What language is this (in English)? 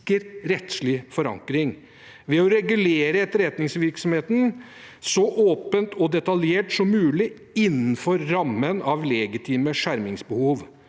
Norwegian